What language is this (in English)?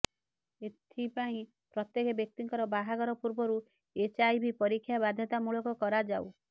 Odia